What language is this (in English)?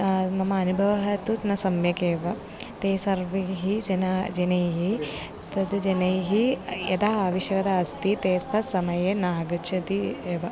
Sanskrit